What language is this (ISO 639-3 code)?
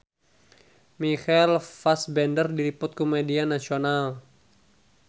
sun